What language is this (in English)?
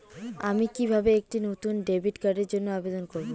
Bangla